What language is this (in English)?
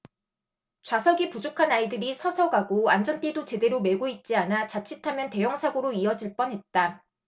Korean